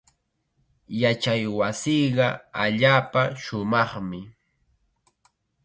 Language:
Chiquián Ancash Quechua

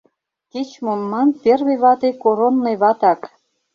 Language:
Mari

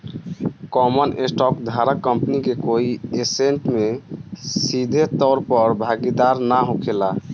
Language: Bhojpuri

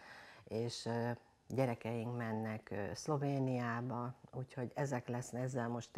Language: Hungarian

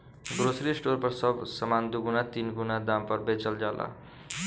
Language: Bhojpuri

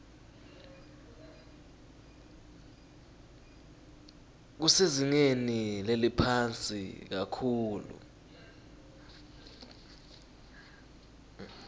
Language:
Swati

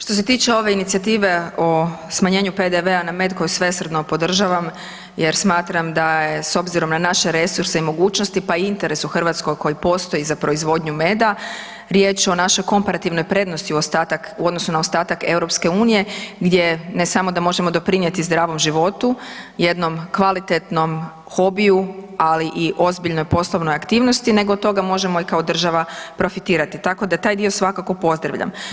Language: Croatian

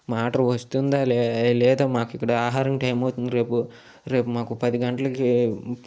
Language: Telugu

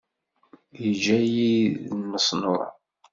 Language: Kabyle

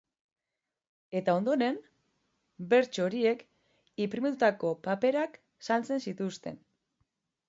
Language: Basque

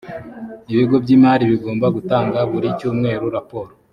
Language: Kinyarwanda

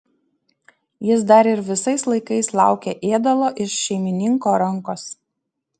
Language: Lithuanian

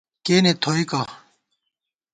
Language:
Gawar-Bati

